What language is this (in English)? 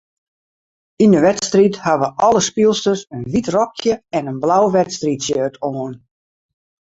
Western Frisian